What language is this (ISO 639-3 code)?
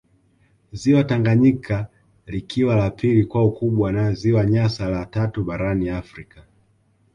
swa